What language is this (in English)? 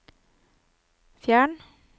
Norwegian